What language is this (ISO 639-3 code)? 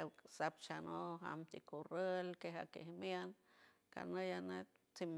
hue